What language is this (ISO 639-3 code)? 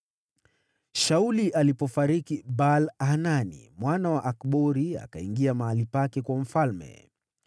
swa